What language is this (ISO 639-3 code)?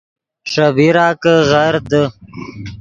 ydg